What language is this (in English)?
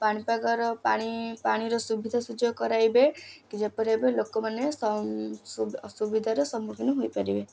Odia